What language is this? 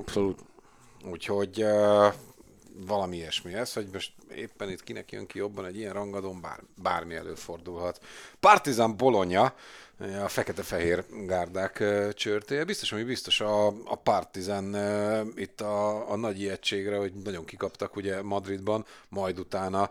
Hungarian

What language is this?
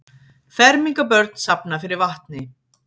Icelandic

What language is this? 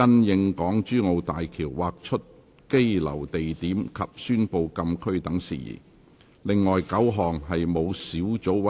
Cantonese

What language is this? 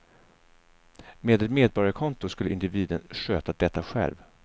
Swedish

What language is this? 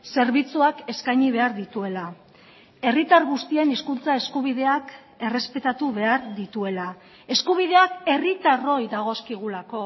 Basque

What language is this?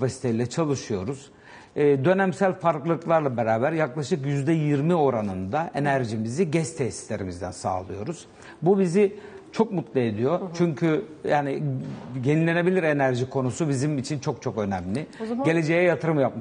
Turkish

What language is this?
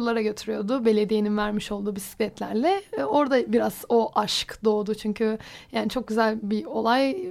Turkish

